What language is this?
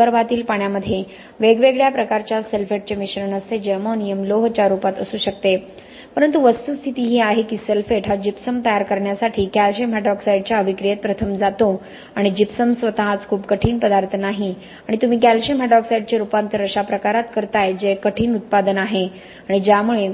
Marathi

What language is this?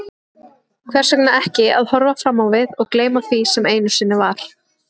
Icelandic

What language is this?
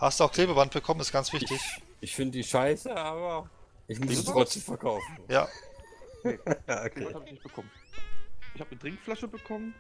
German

